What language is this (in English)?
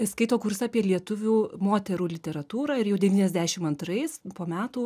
Lithuanian